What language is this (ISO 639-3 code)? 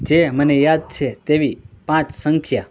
guj